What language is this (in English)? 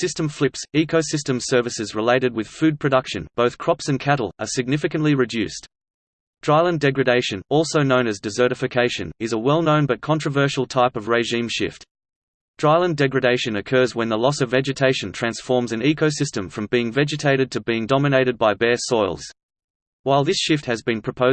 English